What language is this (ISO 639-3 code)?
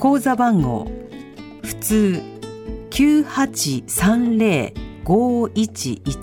jpn